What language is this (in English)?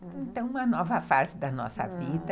Portuguese